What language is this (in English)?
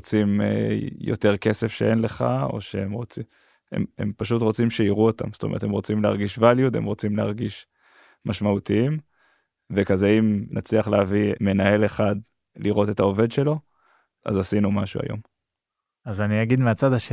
Hebrew